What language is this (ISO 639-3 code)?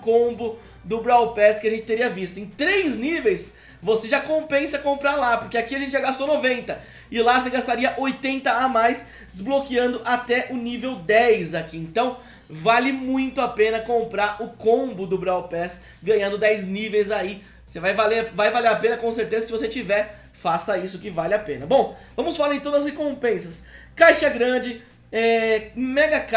por